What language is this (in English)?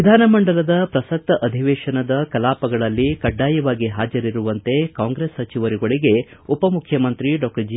Kannada